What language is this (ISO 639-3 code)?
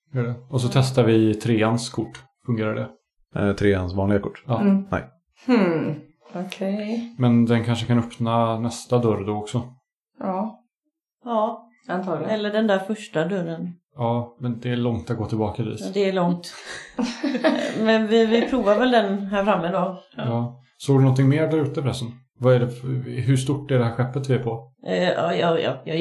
swe